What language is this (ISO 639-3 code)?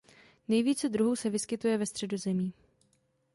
ces